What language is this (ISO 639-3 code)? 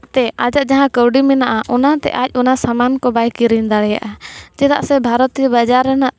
sat